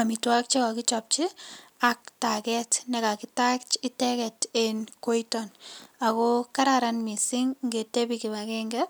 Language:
Kalenjin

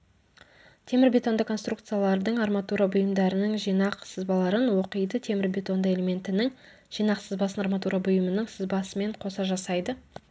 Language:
Kazakh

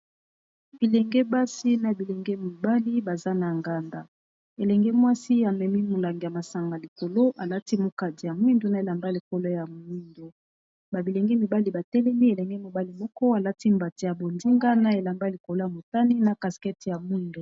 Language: Lingala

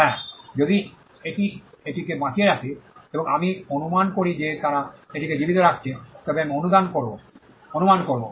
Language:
Bangla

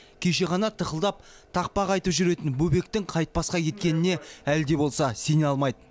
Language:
Kazakh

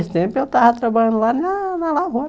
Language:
Portuguese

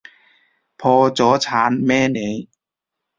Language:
Cantonese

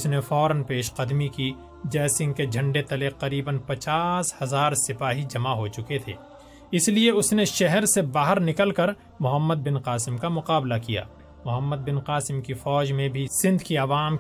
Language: Urdu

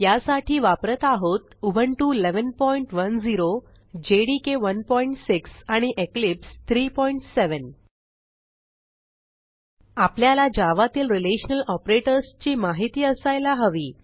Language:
Marathi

